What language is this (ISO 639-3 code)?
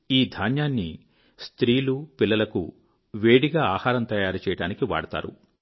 tel